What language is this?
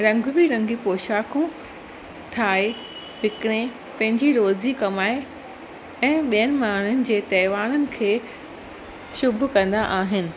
Sindhi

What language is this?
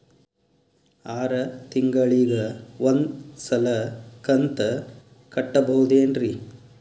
Kannada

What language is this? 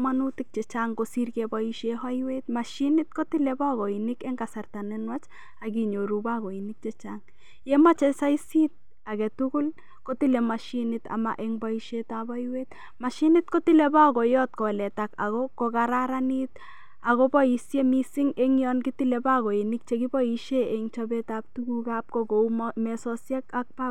Kalenjin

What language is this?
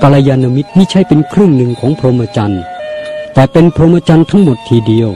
Thai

